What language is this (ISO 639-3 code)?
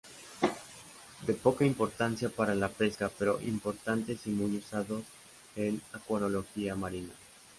spa